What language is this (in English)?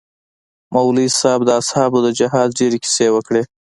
Pashto